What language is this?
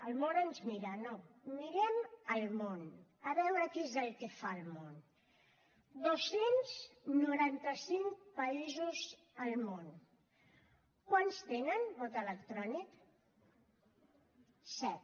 Catalan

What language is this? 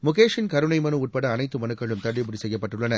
Tamil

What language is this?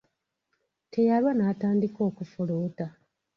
Ganda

